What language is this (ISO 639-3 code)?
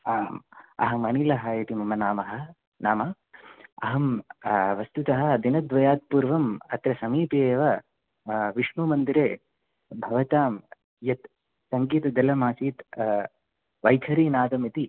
san